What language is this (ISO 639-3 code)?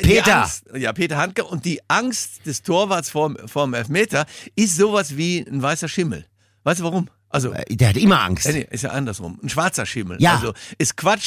deu